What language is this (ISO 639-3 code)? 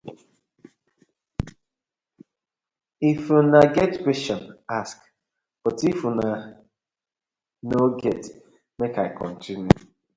pcm